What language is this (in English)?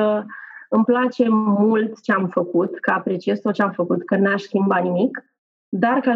Romanian